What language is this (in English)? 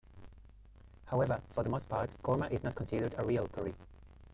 English